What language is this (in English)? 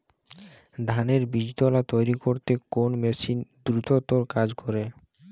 Bangla